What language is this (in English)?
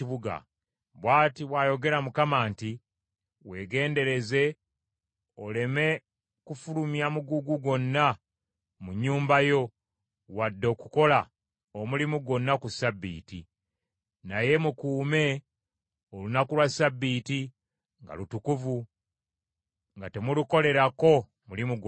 Ganda